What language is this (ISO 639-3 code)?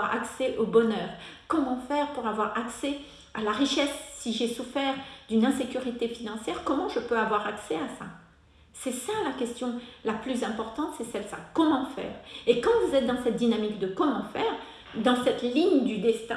fra